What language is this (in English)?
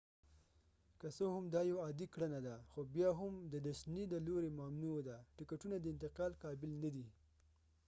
Pashto